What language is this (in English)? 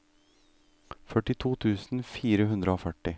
Norwegian